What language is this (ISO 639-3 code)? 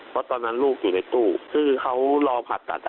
tha